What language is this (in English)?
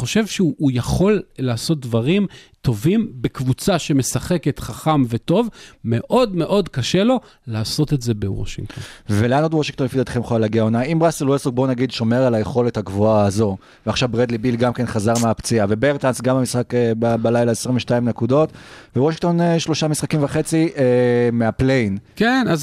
Hebrew